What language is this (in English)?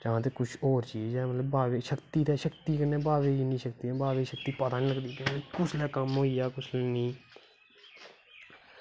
Dogri